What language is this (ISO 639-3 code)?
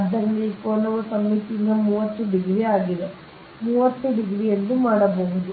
kan